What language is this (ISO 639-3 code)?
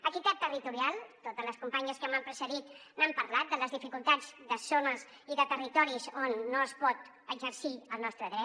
cat